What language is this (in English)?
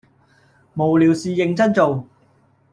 Cantonese